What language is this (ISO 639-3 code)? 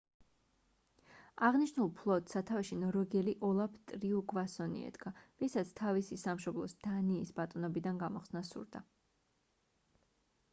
kat